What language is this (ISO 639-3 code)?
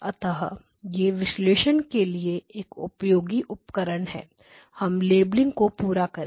hin